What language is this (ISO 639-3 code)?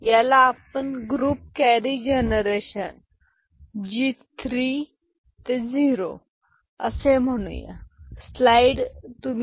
mar